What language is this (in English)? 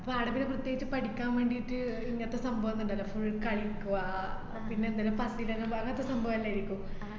Malayalam